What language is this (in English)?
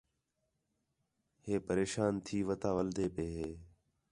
Khetrani